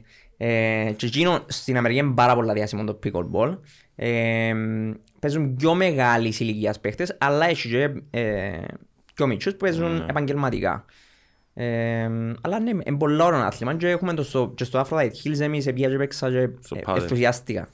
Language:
Greek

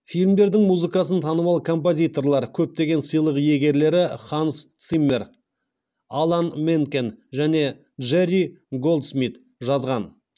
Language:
Kazakh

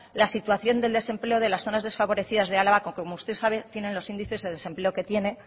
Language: Spanish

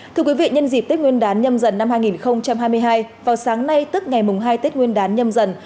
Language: Vietnamese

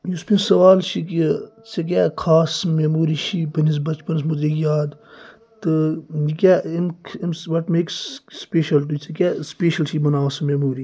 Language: Kashmiri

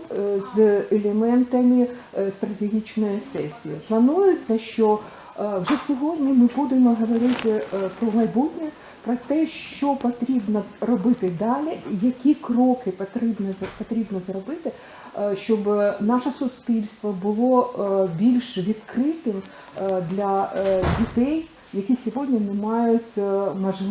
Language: Ukrainian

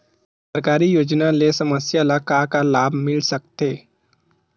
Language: Chhattisgarhi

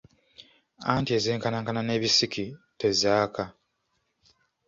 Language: Ganda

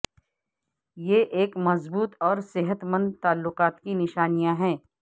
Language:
Urdu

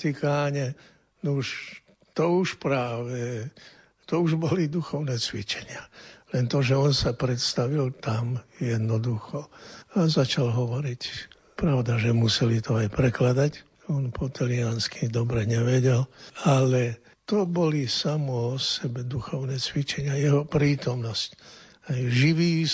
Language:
Slovak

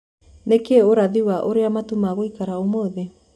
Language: Kikuyu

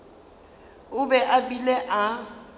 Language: Northern Sotho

